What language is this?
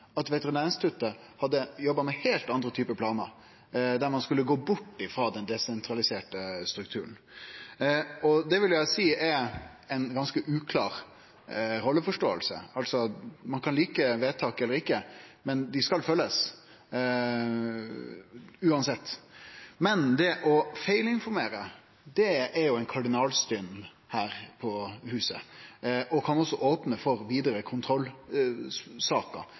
Norwegian Nynorsk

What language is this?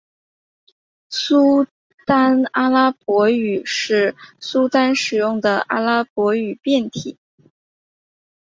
Chinese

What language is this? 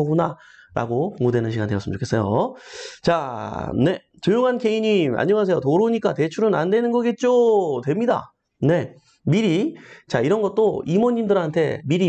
Korean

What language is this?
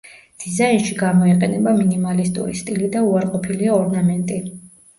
Georgian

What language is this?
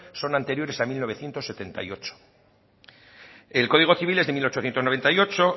Spanish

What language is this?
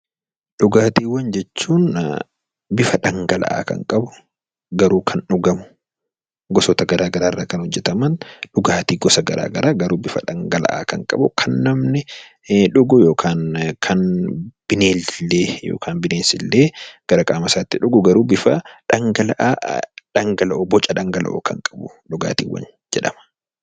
Oromo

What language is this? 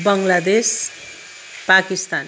Nepali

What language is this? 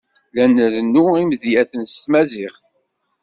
Kabyle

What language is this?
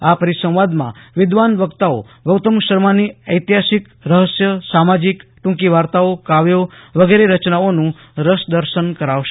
Gujarati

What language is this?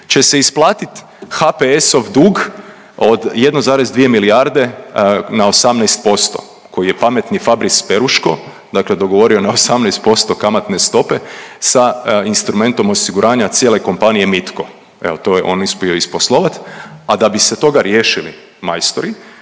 Croatian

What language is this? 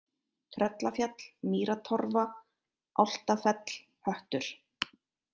Icelandic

